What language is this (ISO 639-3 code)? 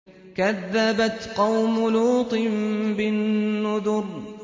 ara